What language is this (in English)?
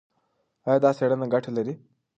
Pashto